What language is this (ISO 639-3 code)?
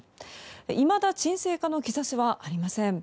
jpn